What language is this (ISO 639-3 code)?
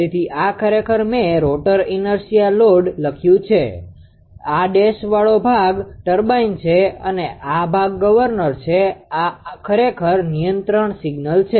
guj